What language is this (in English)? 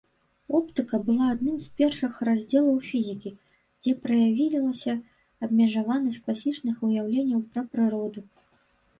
Belarusian